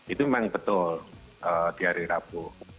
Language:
Indonesian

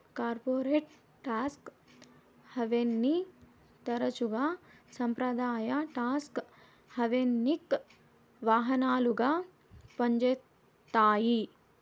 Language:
Telugu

